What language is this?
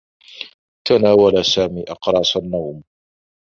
Arabic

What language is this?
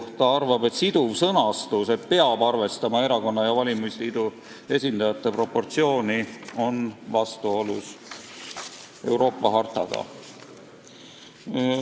Estonian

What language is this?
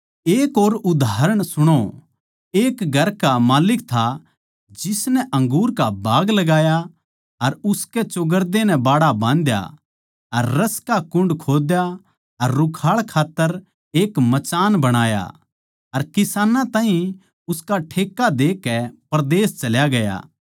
Haryanvi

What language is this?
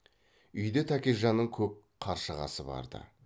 Kazakh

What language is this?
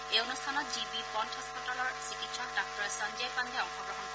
Assamese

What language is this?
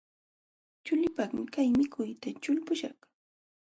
Jauja Wanca Quechua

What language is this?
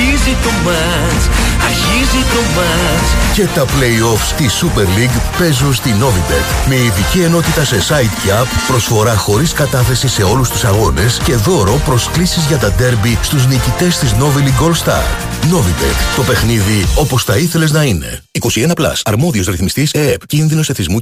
Greek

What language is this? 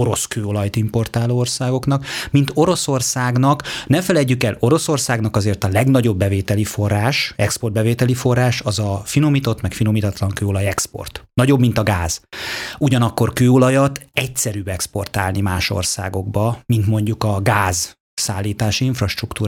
Hungarian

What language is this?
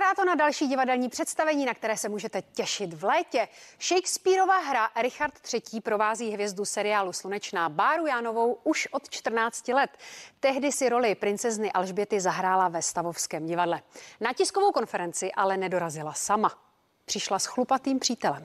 Czech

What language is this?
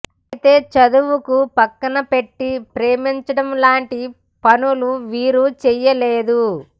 Telugu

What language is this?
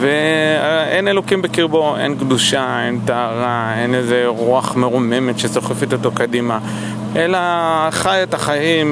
Hebrew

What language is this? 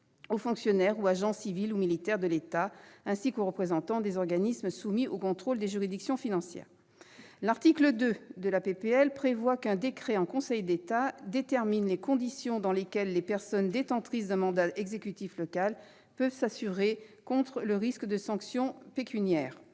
French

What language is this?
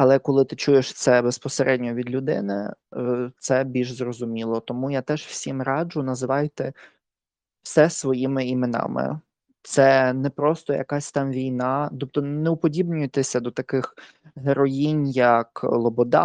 Ukrainian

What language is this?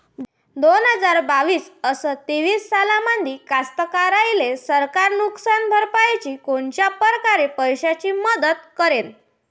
Marathi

